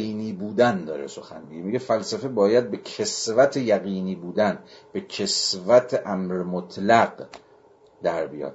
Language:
Persian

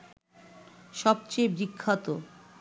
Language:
Bangla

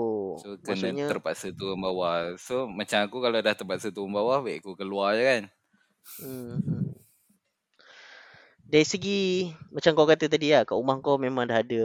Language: Malay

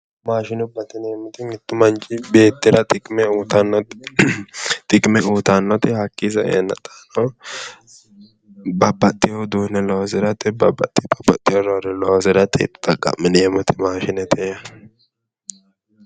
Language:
Sidamo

